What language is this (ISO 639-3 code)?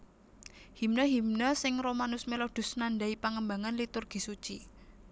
jav